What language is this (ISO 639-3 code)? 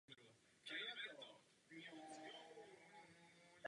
ces